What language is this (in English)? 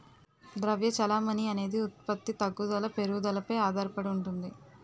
Telugu